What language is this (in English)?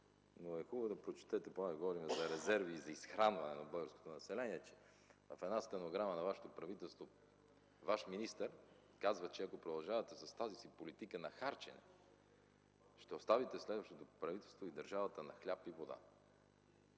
Bulgarian